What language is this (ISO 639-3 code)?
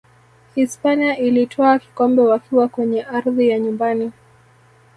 swa